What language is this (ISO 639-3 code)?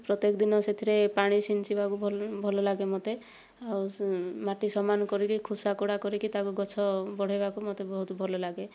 ori